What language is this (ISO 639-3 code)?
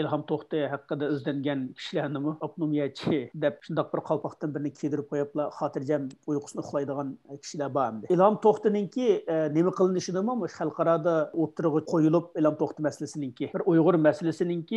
nld